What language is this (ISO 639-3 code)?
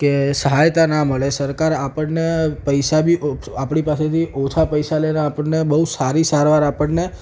guj